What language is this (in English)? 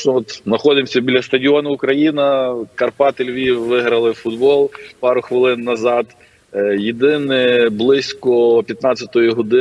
Ukrainian